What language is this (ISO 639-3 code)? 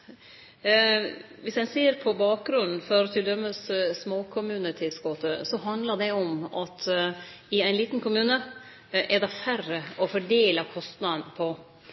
nno